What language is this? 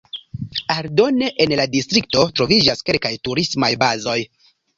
Esperanto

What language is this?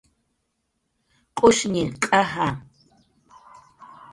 Jaqaru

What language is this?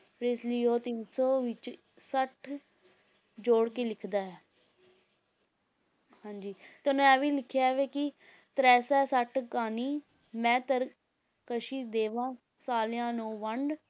Punjabi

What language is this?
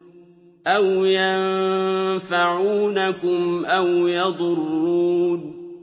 Arabic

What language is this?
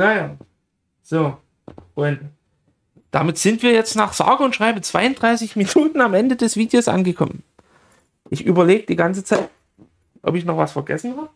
German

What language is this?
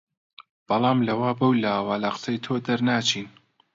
Central Kurdish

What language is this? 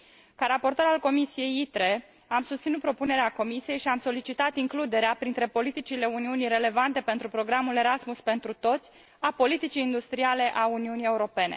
Romanian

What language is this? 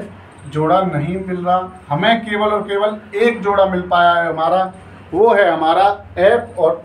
Hindi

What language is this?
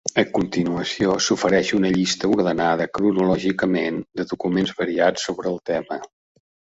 Catalan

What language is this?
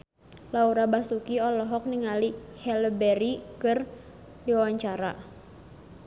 Sundanese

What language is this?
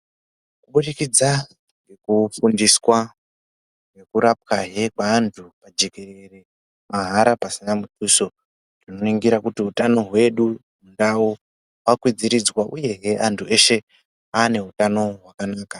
Ndau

